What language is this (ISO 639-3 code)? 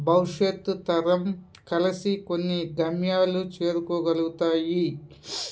tel